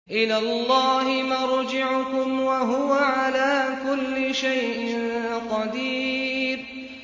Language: Arabic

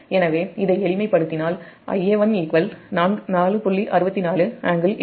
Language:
Tamil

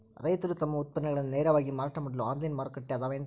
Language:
Kannada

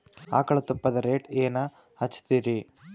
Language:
Kannada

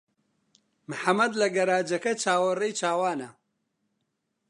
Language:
Central Kurdish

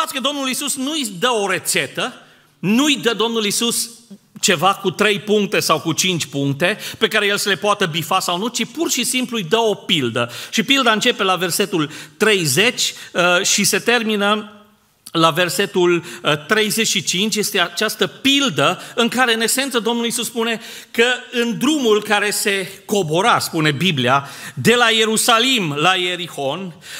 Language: Romanian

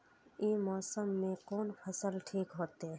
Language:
Maithili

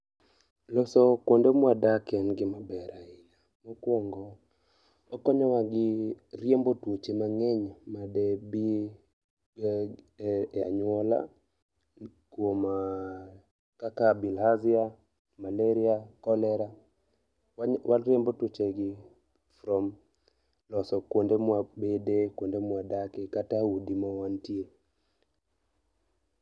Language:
Luo (Kenya and Tanzania)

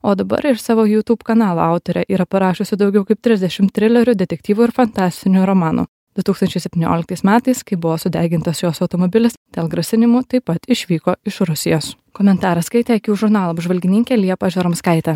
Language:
Lithuanian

